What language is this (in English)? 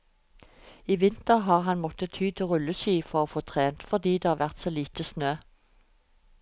Norwegian